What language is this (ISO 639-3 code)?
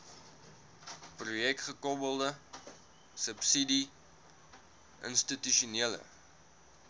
afr